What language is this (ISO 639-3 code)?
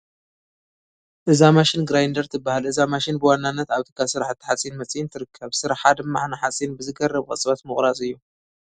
tir